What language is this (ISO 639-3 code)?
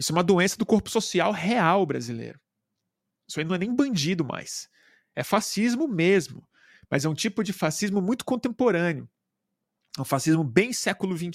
por